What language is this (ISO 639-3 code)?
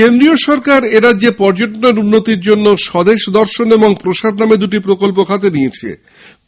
ben